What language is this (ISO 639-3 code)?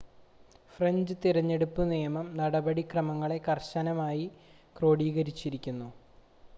mal